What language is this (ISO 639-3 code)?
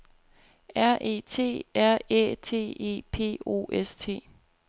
dan